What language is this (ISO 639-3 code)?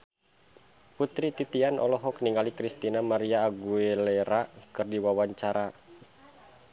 sun